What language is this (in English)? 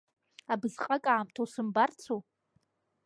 Abkhazian